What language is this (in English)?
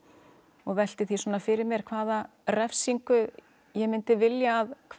Icelandic